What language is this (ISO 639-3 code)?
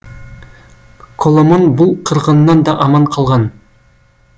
kaz